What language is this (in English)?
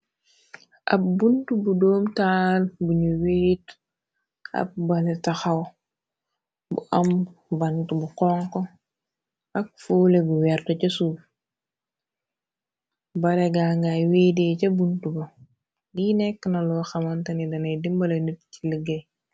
Wolof